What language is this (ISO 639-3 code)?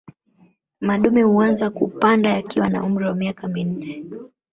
swa